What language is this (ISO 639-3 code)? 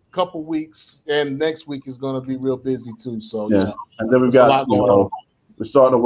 eng